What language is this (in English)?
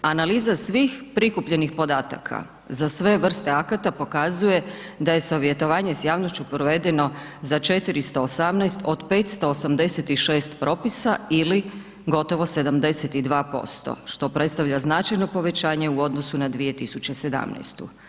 Croatian